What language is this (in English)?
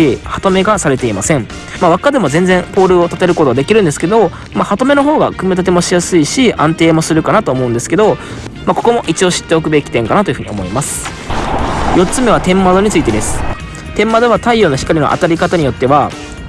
Japanese